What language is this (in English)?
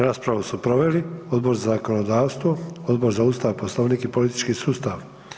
Croatian